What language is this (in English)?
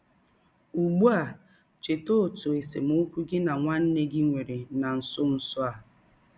Igbo